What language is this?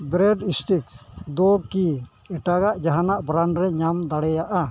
Santali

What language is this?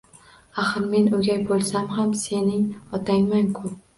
Uzbek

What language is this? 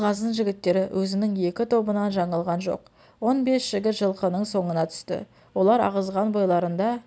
Kazakh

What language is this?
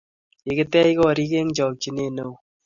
Kalenjin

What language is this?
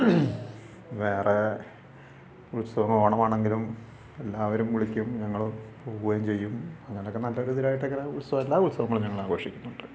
Malayalam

